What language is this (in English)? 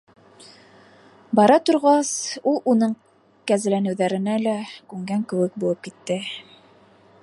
Bashkir